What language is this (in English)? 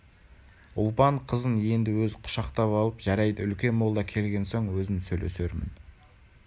Kazakh